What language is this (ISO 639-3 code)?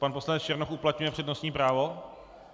ces